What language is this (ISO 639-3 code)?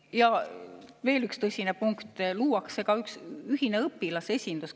est